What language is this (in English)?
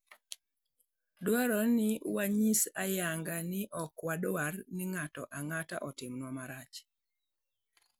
Luo (Kenya and Tanzania)